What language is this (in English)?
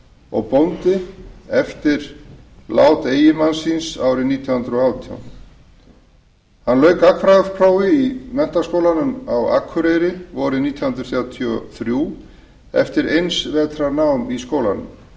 Icelandic